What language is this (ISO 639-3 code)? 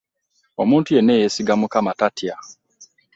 lug